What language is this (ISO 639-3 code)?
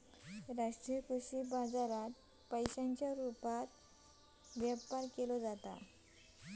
mar